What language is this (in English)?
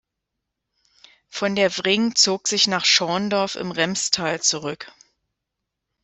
German